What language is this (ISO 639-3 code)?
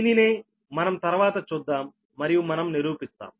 tel